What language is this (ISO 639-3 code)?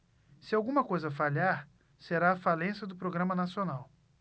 por